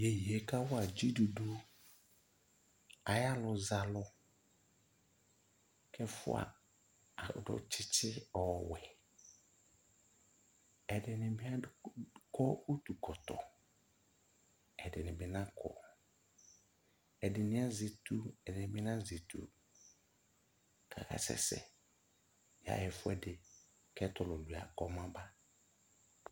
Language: Ikposo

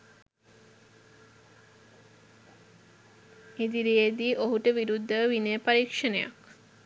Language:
Sinhala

